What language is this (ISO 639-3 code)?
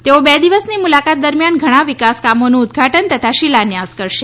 guj